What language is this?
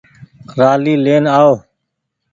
Goaria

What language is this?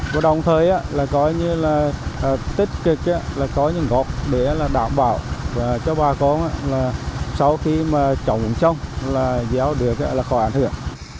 Vietnamese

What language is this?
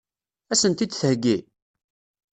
Kabyle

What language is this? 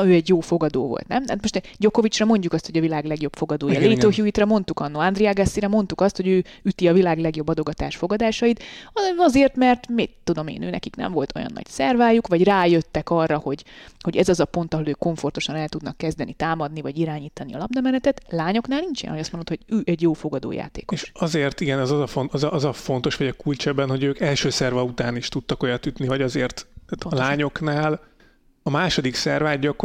Hungarian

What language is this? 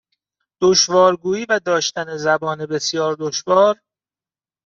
Persian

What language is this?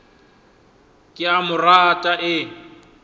Northern Sotho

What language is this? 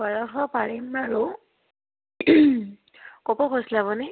Assamese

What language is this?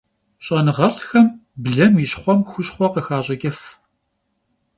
Kabardian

